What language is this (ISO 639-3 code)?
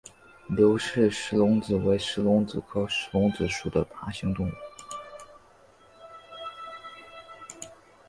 zho